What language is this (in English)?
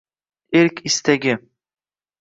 Uzbek